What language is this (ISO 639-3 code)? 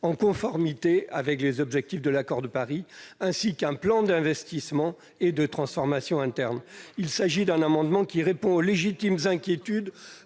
fra